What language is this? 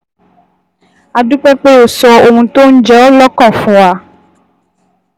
Yoruba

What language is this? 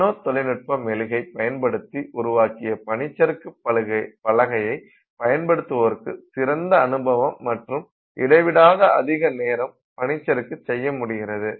Tamil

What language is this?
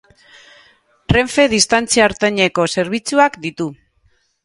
Basque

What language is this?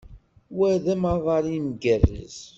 Kabyle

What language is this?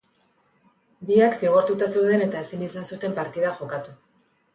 Basque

